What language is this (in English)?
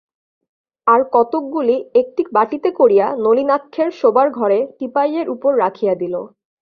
Bangla